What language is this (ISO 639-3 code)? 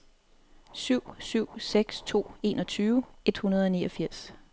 dan